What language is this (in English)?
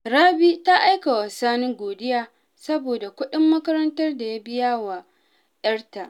Hausa